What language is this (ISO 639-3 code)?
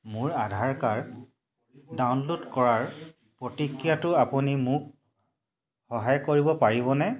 asm